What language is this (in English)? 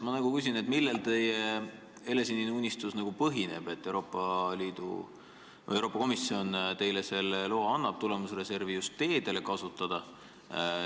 Estonian